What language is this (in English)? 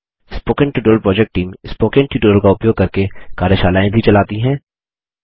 Hindi